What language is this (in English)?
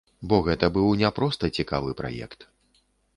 Belarusian